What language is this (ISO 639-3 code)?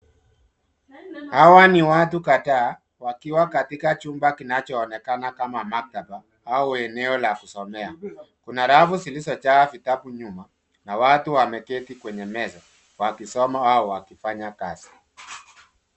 swa